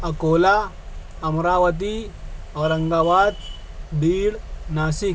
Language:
Urdu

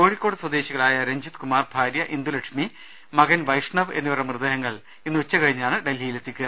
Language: Malayalam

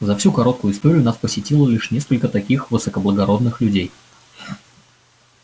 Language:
Russian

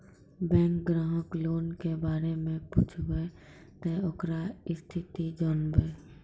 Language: Maithili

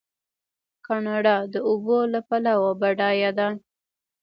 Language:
Pashto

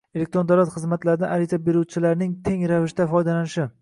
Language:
Uzbek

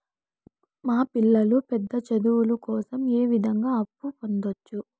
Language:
Telugu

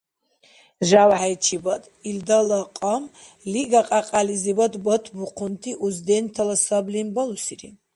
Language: Dargwa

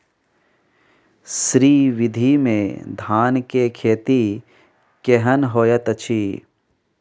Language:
Maithili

